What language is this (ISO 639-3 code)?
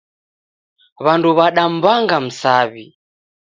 dav